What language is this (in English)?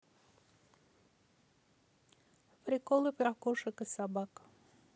Russian